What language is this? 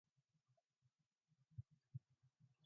Mongolian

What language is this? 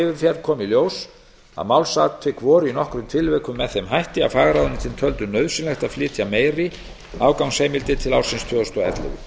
Icelandic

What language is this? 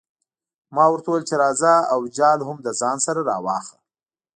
Pashto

